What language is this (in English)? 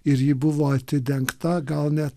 Lithuanian